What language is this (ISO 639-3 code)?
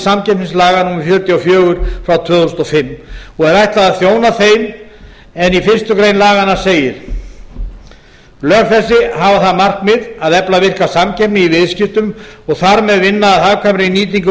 isl